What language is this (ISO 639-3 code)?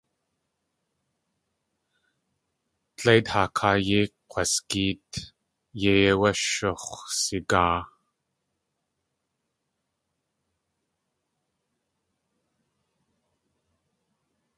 tli